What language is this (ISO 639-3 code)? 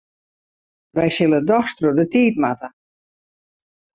fry